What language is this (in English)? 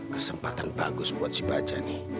Indonesian